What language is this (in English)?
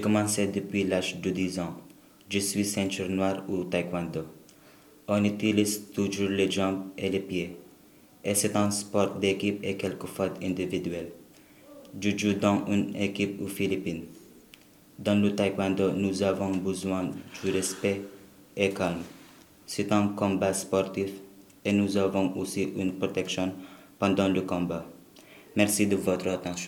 French